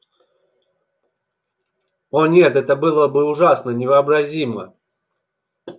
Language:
Russian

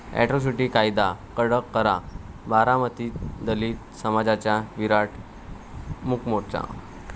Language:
Marathi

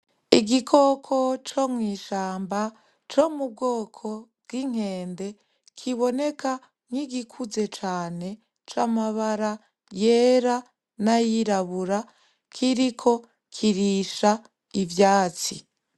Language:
Rundi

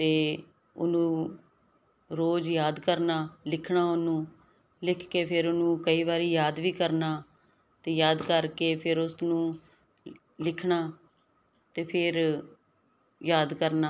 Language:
Punjabi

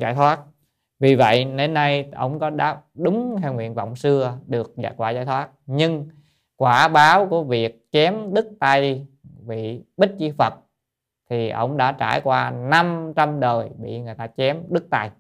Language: Vietnamese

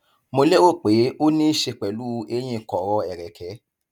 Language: Yoruba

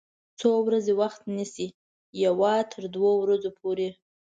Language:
Pashto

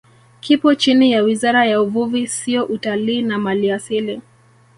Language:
Swahili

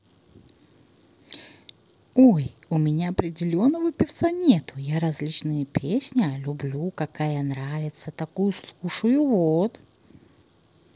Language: Russian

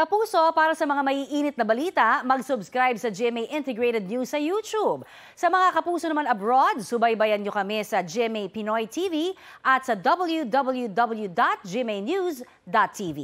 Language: Filipino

